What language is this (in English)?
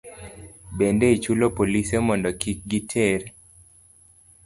Luo (Kenya and Tanzania)